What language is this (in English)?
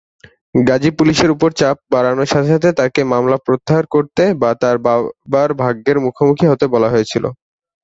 Bangla